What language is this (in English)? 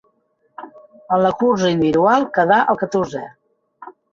Catalan